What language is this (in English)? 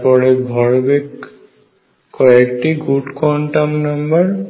Bangla